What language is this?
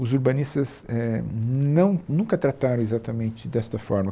Portuguese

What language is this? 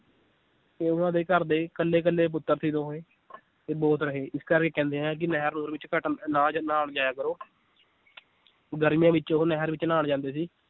Punjabi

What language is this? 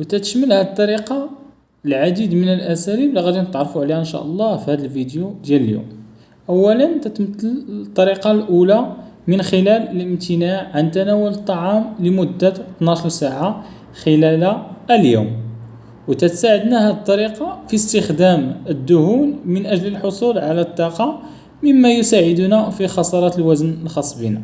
Arabic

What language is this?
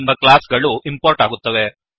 Kannada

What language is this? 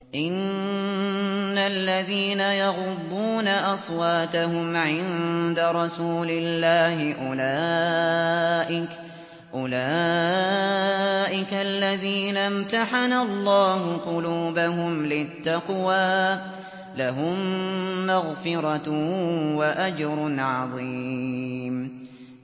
Arabic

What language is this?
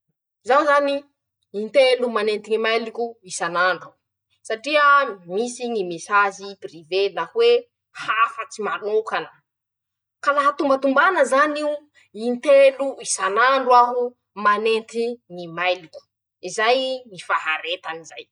Masikoro Malagasy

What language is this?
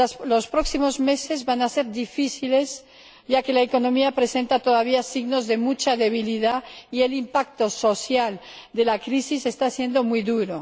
Spanish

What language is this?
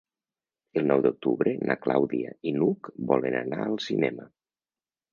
Catalan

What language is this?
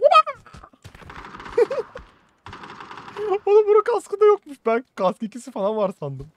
Turkish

